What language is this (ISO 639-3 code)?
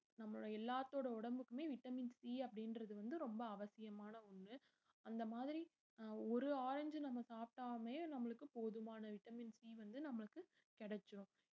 tam